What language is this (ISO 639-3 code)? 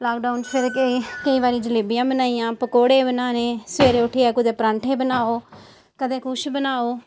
doi